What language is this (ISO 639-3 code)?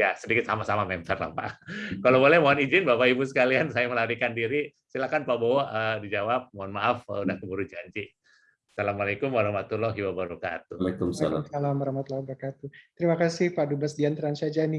ind